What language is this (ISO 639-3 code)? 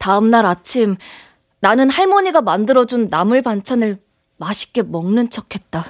kor